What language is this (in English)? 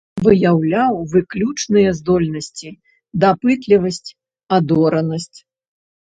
Belarusian